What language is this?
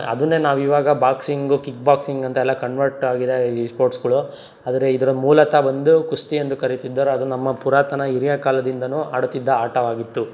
Kannada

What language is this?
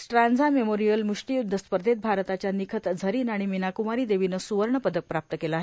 Marathi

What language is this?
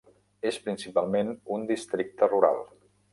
Catalan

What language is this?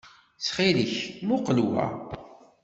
Kabyle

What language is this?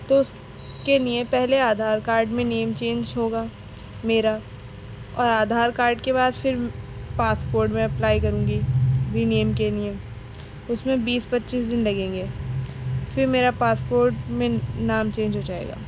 Urdu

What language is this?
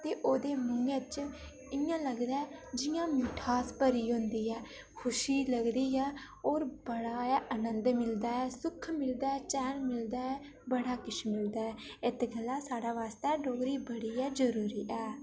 Dogri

